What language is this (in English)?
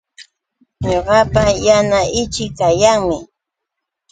Yauyos Quechua